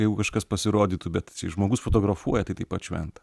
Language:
Lithuanian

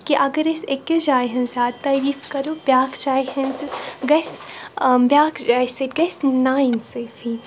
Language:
Kashmiri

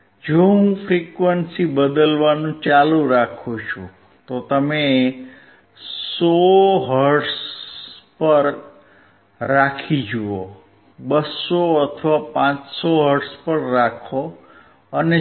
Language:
Gujarati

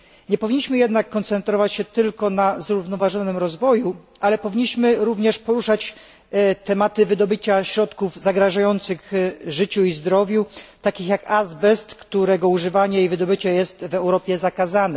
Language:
Polish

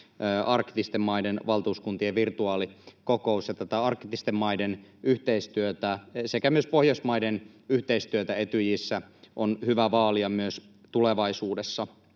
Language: Finnish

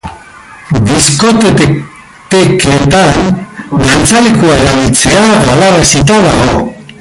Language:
Basque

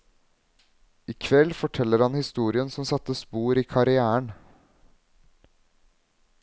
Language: Norwegian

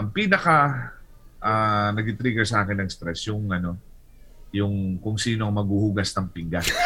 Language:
Filipino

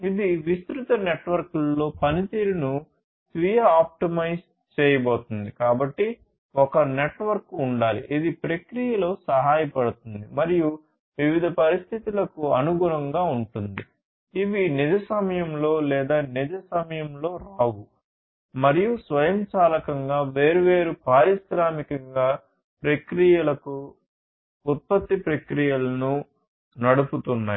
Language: Telugu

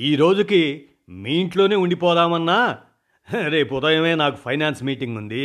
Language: Telugu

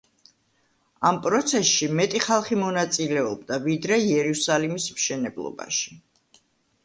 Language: Georgian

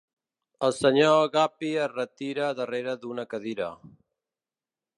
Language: Catalan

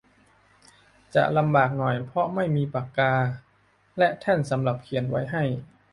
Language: Thai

